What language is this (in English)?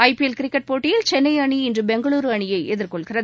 Tamil